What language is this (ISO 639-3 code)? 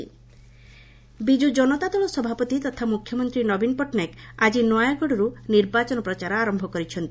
ori